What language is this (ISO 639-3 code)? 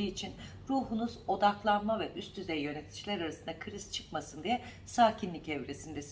tur